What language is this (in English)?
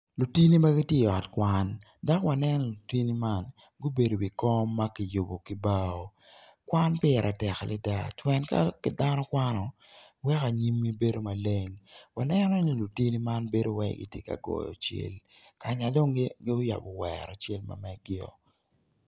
Acoli